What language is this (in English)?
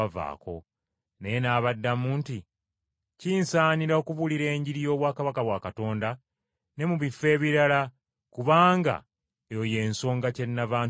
Ganda